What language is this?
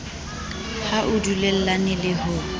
Southern Sotho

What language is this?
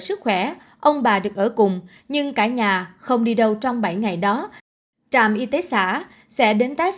Vietnamese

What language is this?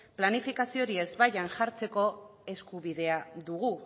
Basque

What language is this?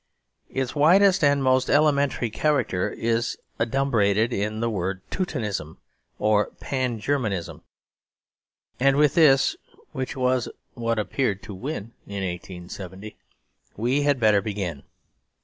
English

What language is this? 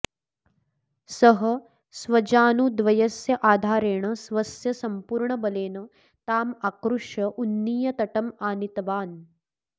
Sanskrit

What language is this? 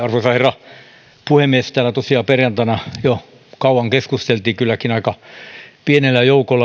Finnish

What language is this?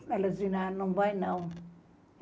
Portuguese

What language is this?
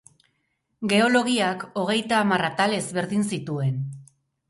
Basque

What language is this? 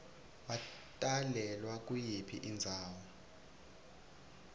Swati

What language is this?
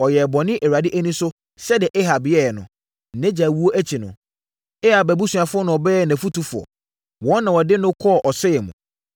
Akan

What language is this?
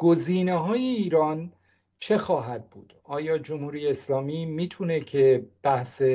Persian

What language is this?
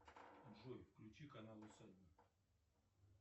Russian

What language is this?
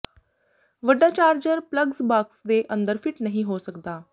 Punjabi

